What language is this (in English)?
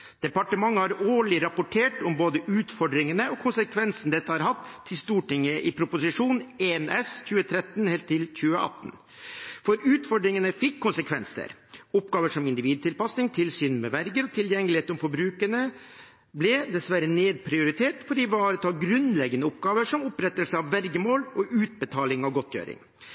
Norwegian Bokmål